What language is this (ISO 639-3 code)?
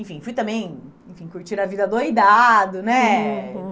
por